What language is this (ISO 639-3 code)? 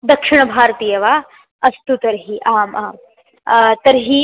san